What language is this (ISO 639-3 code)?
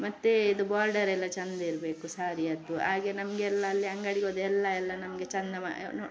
kan